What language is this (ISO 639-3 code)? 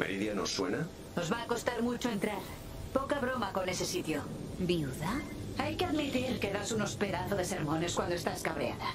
spa